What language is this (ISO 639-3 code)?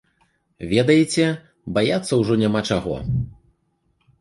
bel